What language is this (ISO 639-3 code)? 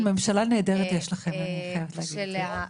heb